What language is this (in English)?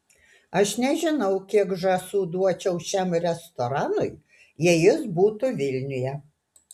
Lithuanian